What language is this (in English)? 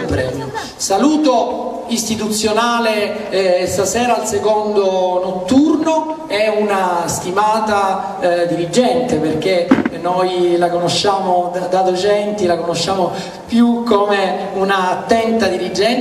Italian